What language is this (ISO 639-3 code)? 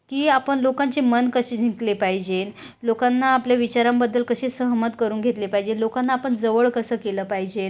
mar